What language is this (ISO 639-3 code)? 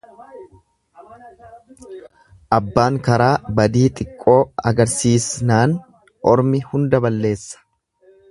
orm